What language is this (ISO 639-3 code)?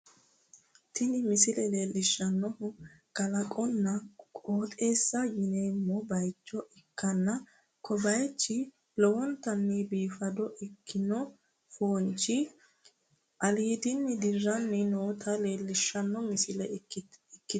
sid